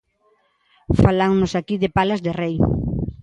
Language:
Galician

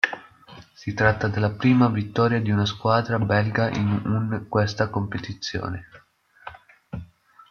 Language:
Italian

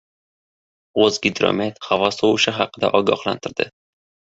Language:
Uzbek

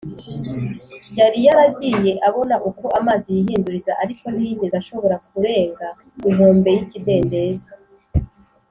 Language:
Kinyarwanda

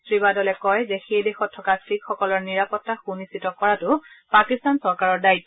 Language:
Assamese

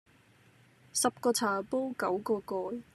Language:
Cantonese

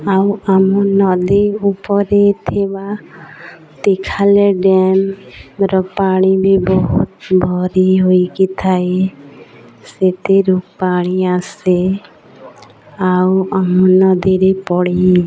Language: Odia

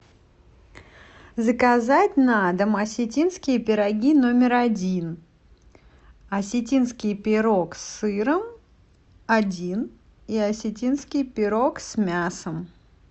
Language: Russian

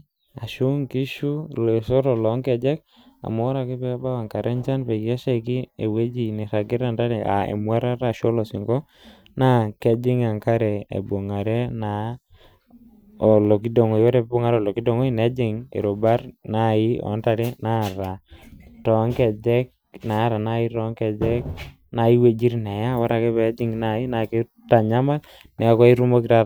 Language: Masai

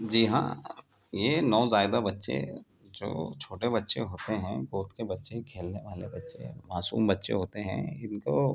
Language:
Urdu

